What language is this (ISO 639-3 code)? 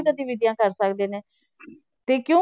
pan